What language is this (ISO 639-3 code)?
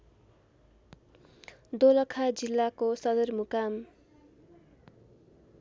nep